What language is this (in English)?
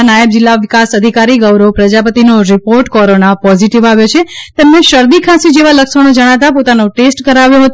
Gujarati